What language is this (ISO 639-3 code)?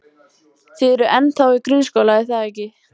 isl